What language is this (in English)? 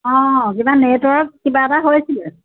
Assamese